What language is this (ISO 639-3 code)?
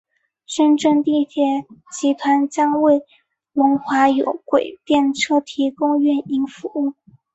zho